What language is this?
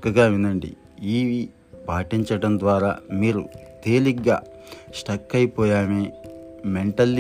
Telugu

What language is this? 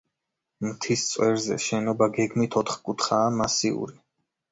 Georgian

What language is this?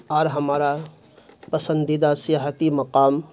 Urdu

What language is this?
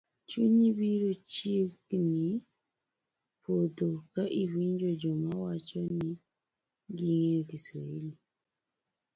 Luo (Kenya and Tanzania)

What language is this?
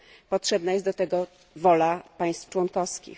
Polish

